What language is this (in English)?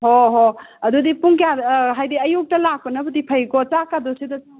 Manipuri